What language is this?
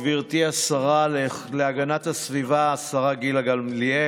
Hebrew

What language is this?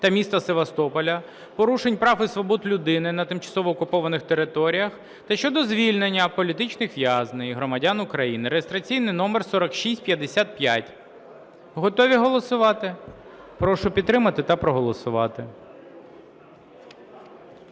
Ukrainian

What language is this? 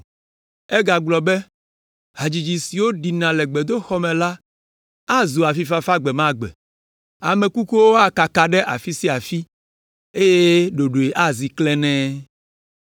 Ewe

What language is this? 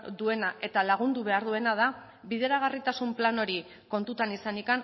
Basque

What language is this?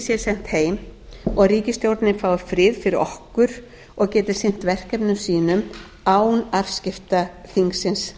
Icelandic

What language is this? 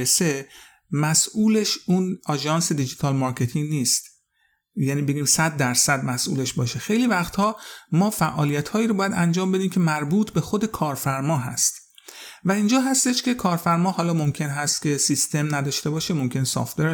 Persian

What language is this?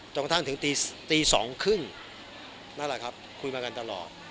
Thai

